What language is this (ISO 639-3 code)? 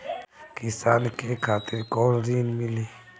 bho